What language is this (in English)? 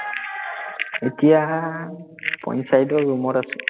Assamese